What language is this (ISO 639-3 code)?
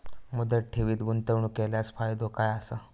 mar